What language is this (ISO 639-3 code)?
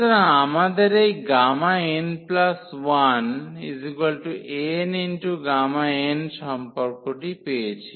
ben